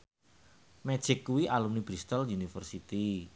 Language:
Javanese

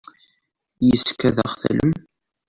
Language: Kabyle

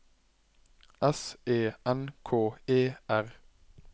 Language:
Norwegian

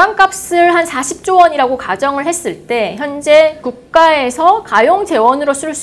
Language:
Korean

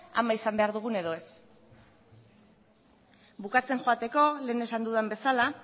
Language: Basque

